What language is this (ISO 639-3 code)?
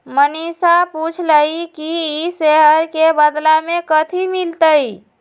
mag